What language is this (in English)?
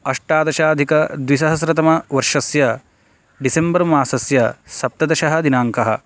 Sanskrit